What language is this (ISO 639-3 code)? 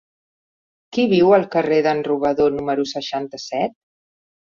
cat